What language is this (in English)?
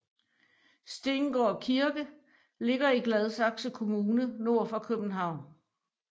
Danish